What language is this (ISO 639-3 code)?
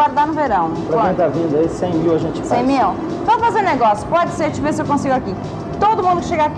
por